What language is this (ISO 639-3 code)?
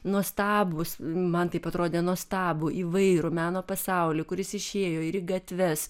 lit